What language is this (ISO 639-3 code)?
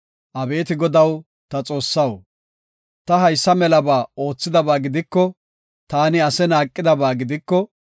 gof